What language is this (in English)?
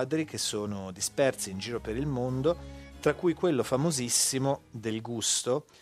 Italian